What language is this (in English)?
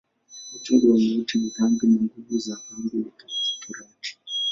Swahili